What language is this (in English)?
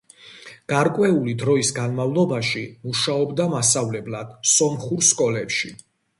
Georgian